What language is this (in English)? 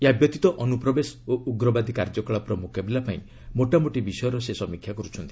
Odia